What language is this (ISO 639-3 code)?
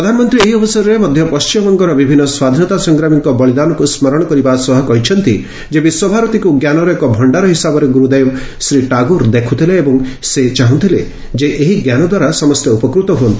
ori